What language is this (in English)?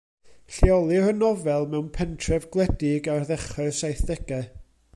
Welsh